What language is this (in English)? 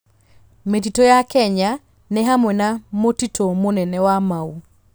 Kikuyu